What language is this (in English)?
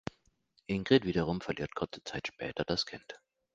German